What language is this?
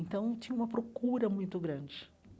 Portuguese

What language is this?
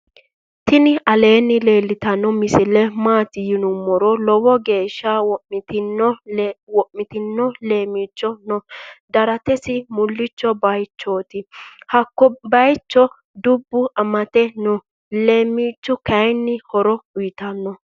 Sidamo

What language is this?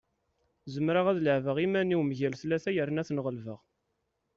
Kabyle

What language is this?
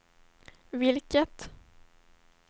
Swedish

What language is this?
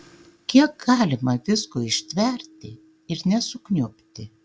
Lithuanian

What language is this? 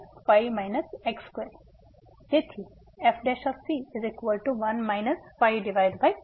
Gujarati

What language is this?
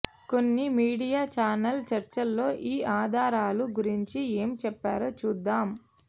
Telugu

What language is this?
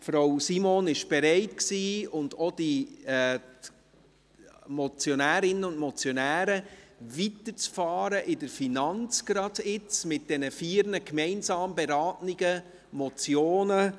Swiss German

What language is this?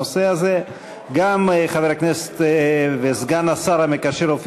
Hebrew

